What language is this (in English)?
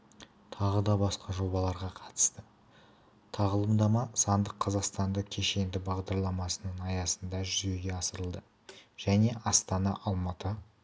Kazakh